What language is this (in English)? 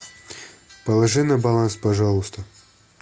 Russian